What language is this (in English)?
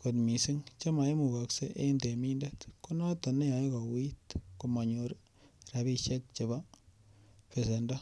Kalenjin